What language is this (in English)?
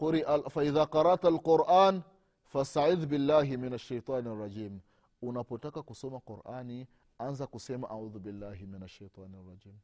Swahili